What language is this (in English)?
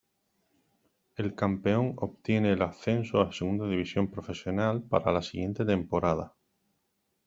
Spanish